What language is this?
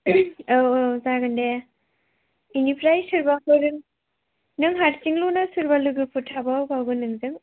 Bodo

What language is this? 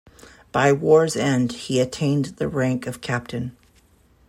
English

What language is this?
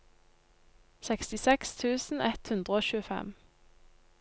Norwegian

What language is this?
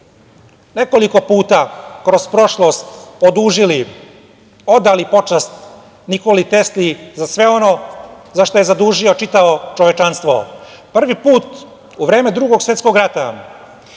Serbian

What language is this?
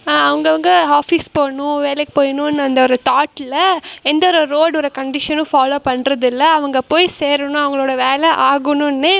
Tamil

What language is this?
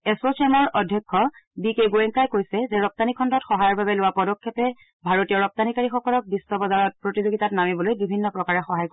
Assamese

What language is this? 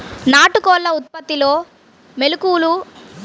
Telugu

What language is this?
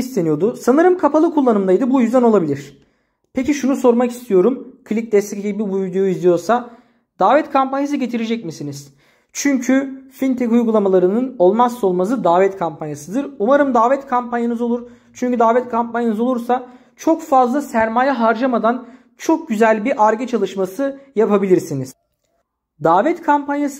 Turkish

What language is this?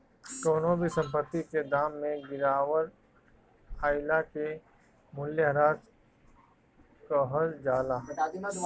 Bhojpuri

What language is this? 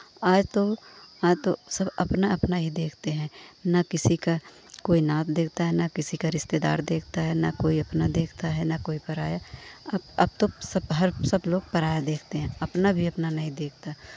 Hindi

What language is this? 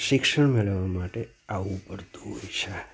Gujarati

